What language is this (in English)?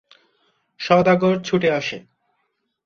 Bangla